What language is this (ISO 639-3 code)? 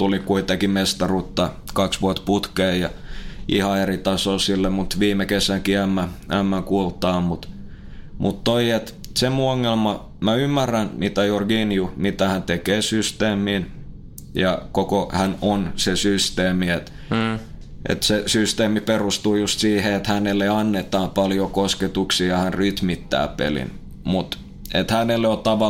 fin